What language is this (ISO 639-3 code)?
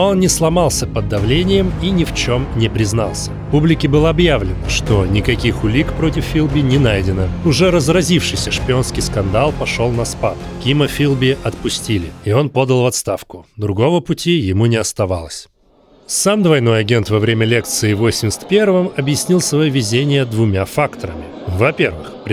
rus